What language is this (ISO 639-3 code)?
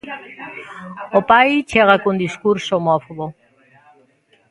glg